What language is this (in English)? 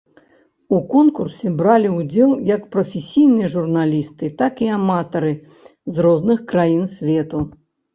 Belarusian